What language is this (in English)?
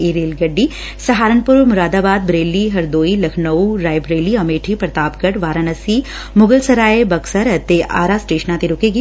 Punjabi